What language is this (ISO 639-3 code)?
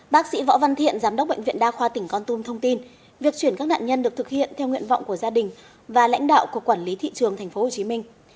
vie